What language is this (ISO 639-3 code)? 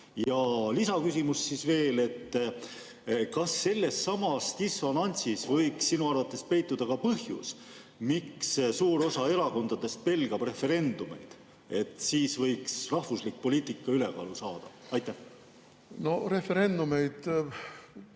est